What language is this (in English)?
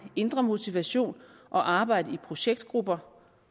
Danish